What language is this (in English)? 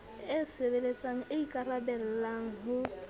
Southern Sotho